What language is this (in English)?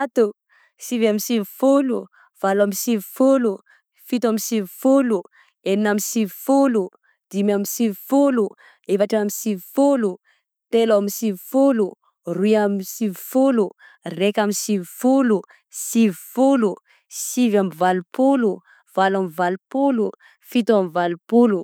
Southern Betsimisaraka Malagasy